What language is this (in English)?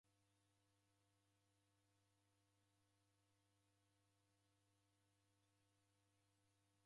Taita